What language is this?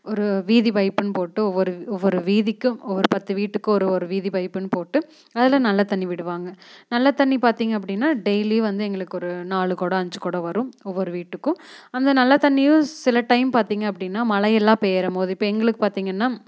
Tamil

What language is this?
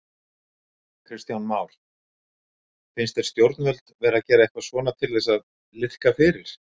Icelandic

